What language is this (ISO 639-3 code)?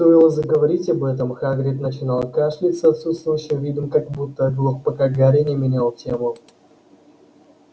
rus